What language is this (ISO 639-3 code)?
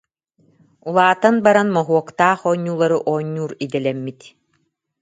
sah